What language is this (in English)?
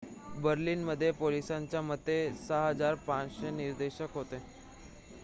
Marathi